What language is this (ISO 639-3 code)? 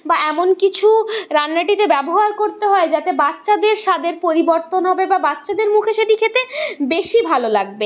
ben